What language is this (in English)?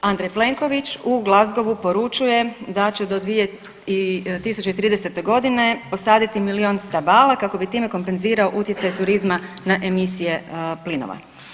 Croatian